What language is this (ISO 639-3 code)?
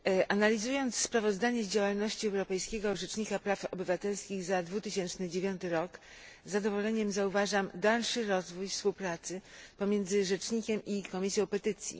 pol